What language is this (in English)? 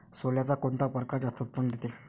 Marathi